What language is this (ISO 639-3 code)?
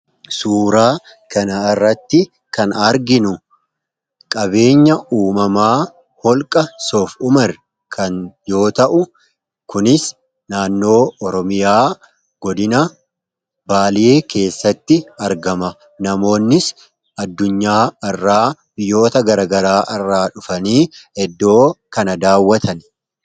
orm